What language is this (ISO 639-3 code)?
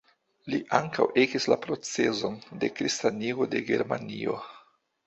epo